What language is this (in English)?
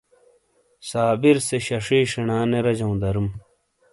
Shina